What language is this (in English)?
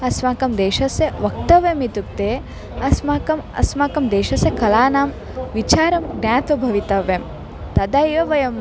Sanskrit